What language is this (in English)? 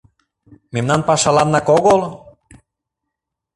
Mari